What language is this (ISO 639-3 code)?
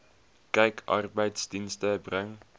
afr